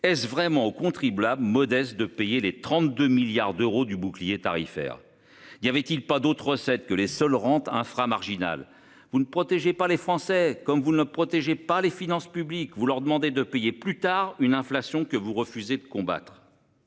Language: French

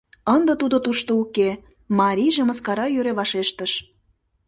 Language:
Mari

